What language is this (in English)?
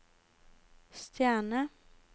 Norwegian